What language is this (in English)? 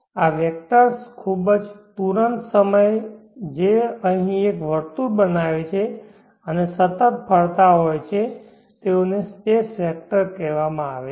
Gujarati